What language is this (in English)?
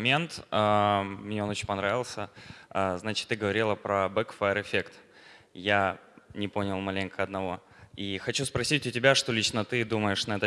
Russian